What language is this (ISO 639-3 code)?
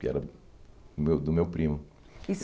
por